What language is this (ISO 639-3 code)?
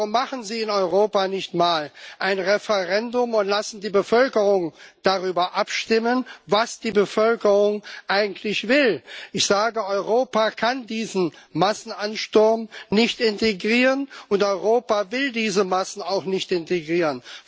deu